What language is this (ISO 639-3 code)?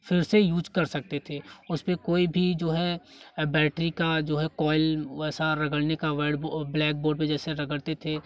hin